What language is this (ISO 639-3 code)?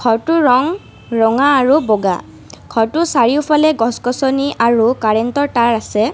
asm